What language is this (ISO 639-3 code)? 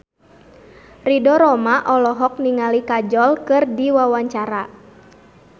sun